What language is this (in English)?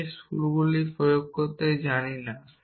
Bangla